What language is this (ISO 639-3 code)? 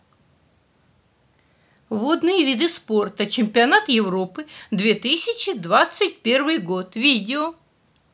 rus